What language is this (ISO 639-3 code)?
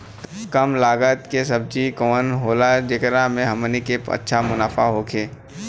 bho